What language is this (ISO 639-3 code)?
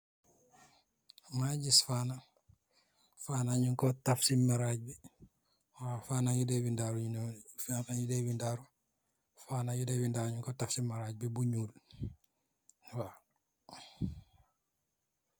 wol